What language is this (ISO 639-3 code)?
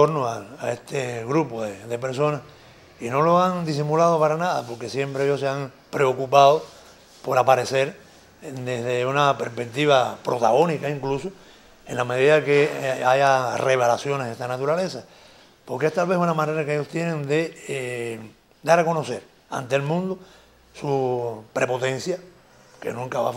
spa